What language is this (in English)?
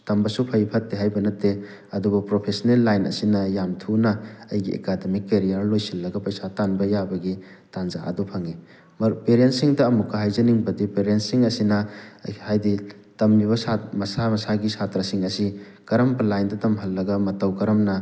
Manipuri